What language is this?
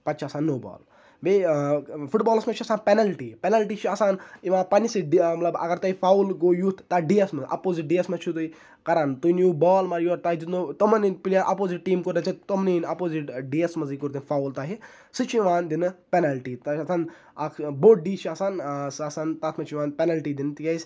Kashmiri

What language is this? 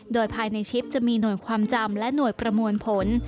Thai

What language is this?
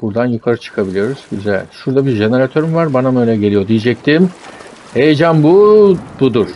Turkish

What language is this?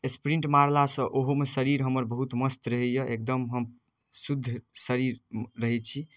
Maithili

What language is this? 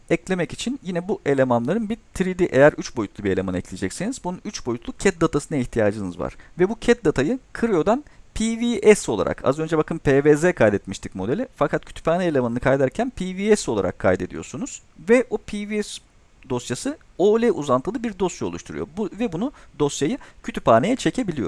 Turkish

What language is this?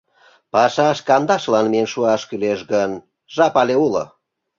Mari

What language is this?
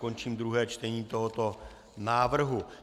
Czech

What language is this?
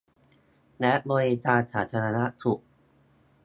Thai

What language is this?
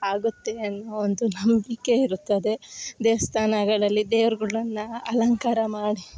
Kannada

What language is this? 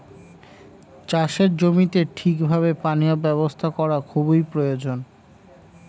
Bangla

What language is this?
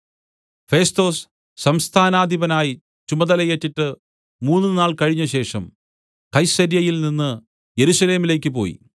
Malayalam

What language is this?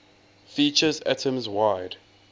English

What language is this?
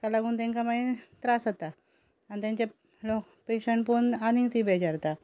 Konkani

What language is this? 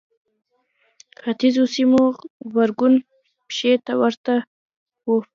Pashto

